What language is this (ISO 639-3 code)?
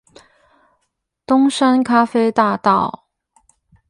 zho